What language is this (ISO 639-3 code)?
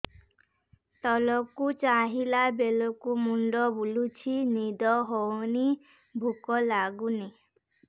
ori